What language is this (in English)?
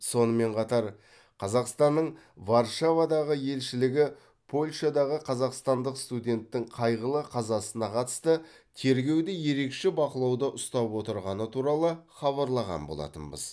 Kazakh